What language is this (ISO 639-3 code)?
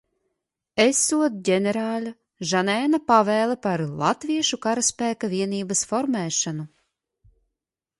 lav